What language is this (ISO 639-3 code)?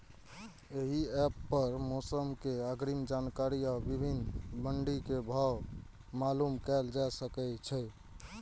mai